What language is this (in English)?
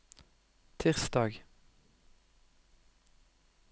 Norwegian